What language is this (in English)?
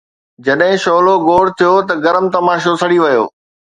Sindhi